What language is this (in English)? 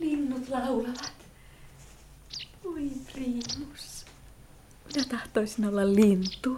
Finnish